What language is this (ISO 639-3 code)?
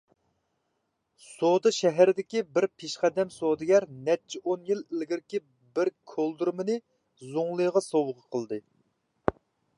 uig